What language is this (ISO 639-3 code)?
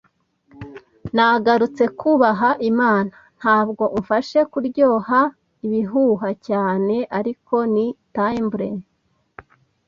kin